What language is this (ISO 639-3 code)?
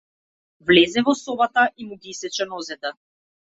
mkd